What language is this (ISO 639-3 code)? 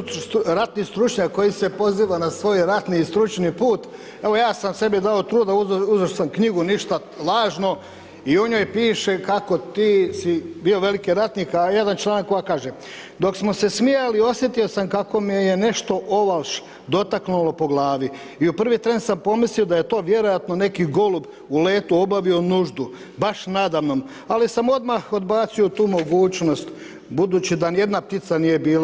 hrv